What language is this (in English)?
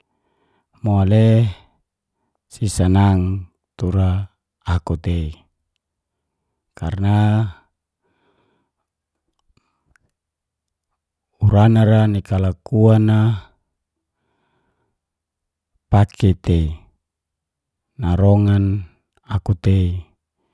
Geser-Gorom